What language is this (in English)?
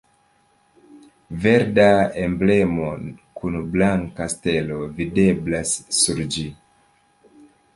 Esperanto